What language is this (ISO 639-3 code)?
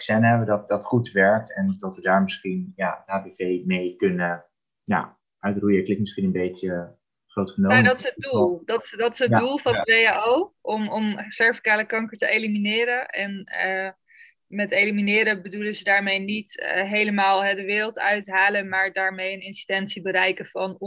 nld